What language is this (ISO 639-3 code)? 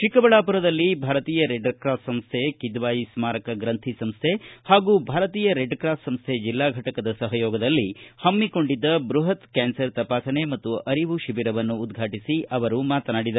kan